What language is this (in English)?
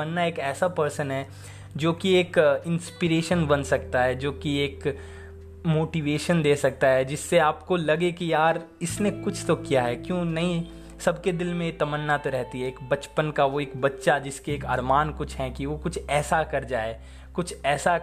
Hindi